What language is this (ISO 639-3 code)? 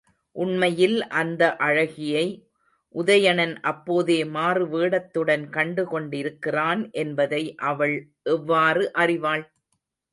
tam